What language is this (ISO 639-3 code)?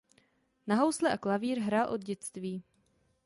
ces